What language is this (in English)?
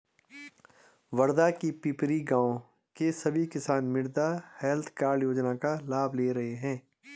Hindi